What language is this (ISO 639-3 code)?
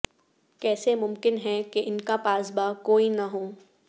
urd